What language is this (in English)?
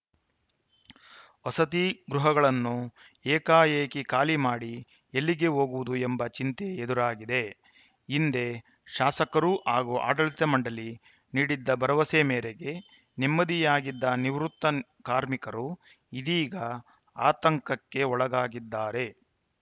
Kannada